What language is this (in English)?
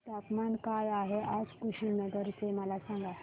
Marathi